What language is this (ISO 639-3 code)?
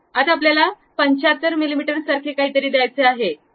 mar